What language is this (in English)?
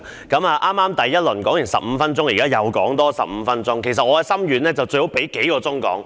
Cantonese